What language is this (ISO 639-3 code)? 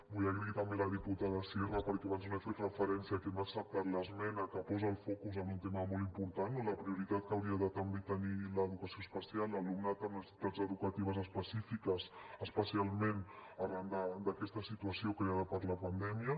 cat